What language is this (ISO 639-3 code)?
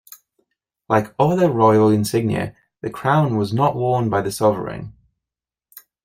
eng